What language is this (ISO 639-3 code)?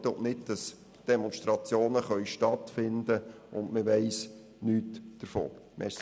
gsw